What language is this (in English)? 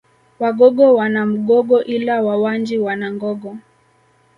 Swahili